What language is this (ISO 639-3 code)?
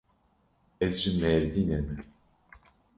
kur